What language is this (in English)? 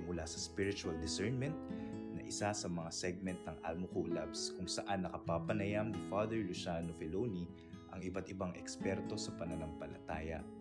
Filipino